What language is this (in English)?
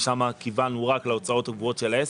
Hebrew